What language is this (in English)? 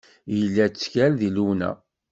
Kabyle